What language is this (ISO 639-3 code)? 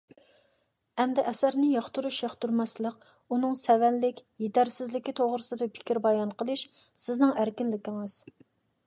uig